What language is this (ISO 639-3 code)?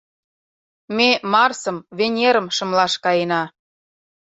chm